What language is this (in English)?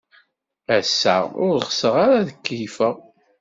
Kabyle